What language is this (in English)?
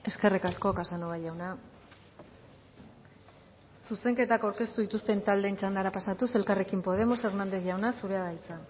Basque